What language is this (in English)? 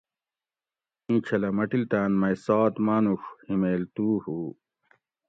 Gawri